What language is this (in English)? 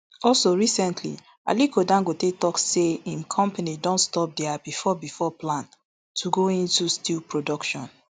Nigerian Pidgin